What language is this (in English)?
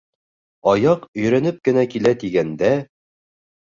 Bashkir